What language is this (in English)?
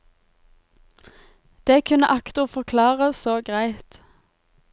Norwegian